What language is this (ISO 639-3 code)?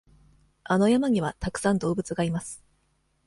jpn